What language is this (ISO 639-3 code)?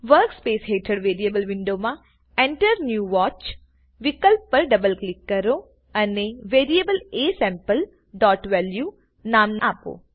guj